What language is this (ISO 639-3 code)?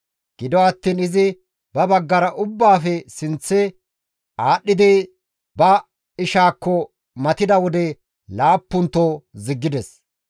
gmv